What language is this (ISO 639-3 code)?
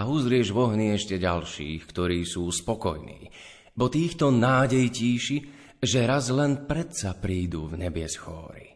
slk